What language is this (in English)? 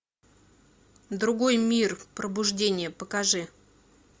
Russian